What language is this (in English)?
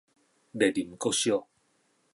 Min Nan Chinese